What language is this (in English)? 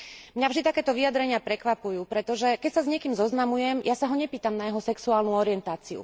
Slovak